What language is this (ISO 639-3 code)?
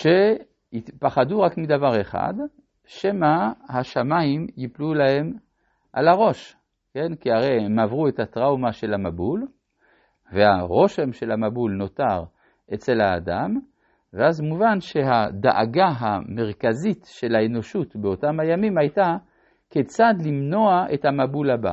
heb